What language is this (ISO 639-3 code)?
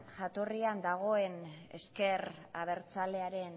eus